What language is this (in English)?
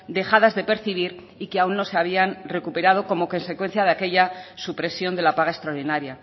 Spanish